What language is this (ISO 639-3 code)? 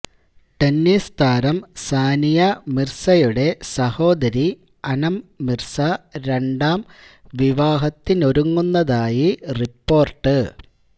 mal